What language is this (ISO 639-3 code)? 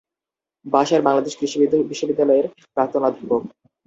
ben